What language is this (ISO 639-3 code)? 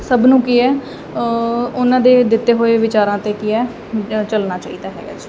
pan